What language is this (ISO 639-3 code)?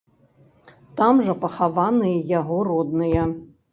bel